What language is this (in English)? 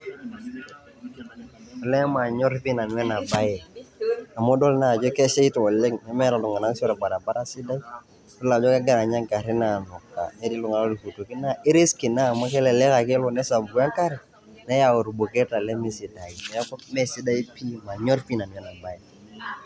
Masai